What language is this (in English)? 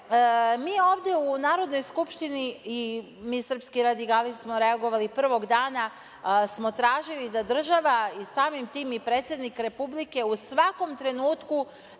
Serbian